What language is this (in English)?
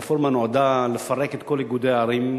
Hebrew